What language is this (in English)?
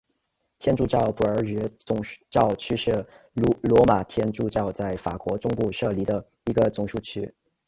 Chinese